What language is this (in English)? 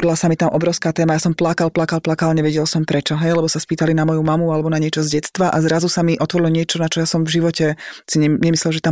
Slovak